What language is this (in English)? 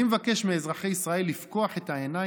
Hebrew